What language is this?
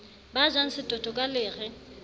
Southern Sotho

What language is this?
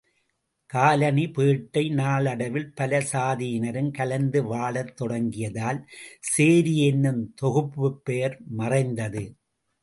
Tamil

